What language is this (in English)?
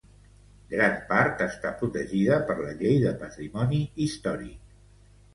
Catalan